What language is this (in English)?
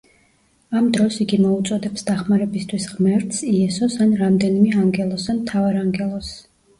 Georgian